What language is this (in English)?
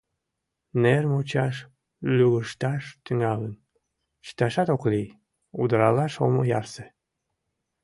Mari